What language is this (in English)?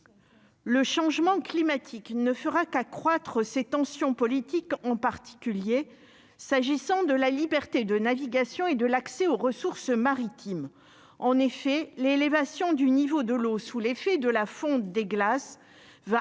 French